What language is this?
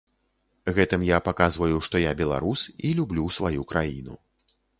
Belarusian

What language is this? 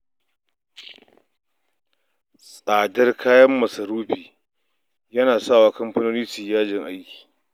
Hausa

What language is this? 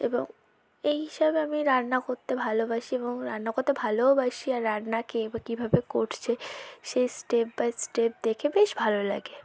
Bangla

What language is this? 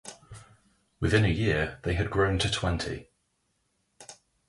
English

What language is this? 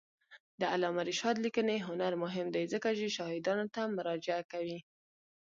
Pashto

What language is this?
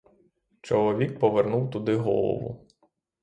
Ukrainian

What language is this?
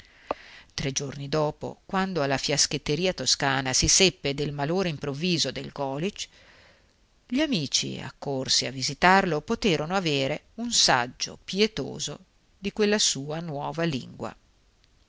Italian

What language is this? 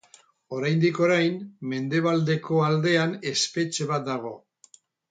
Basque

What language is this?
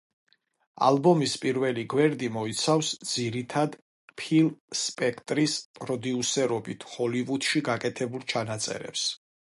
Georgian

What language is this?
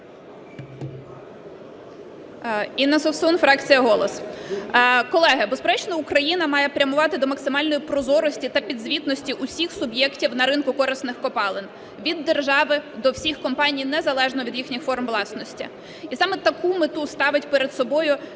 Ukrainian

